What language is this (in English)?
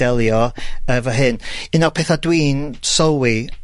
Welsh